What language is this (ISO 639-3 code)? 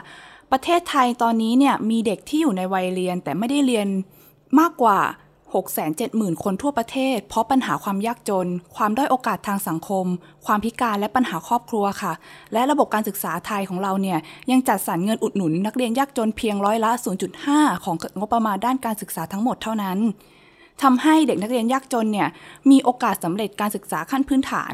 tha